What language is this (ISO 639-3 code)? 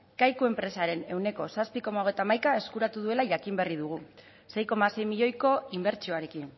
eus